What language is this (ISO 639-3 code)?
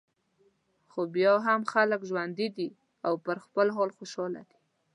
pus